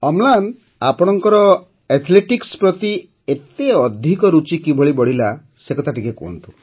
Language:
Odia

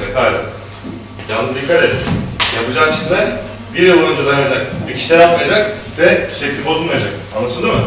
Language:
Turkish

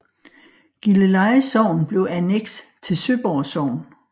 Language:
Danish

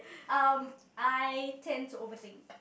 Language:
English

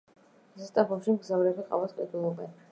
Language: Georgian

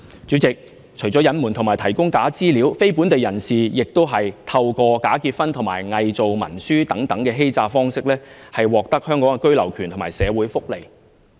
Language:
Cantonese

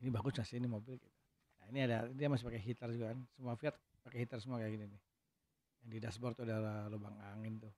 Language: Indonesian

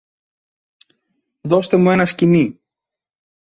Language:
Greek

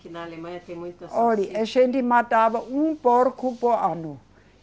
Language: Portuguese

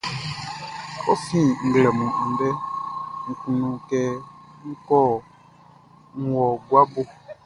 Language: Baoulé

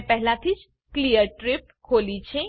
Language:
Gujarati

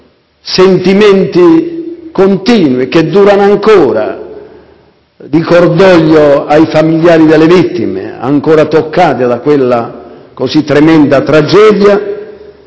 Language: Italian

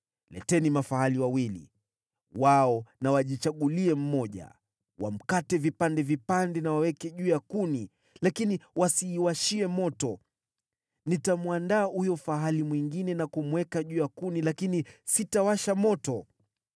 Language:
Swahili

